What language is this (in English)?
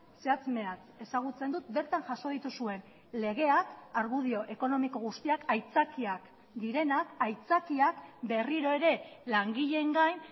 Basque